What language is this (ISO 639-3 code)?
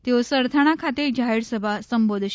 guj